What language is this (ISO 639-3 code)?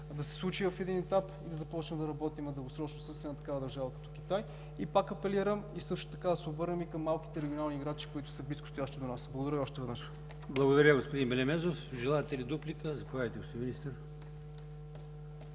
bul